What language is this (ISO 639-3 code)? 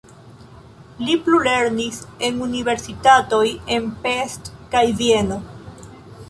epo